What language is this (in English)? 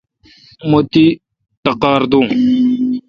Kalkoti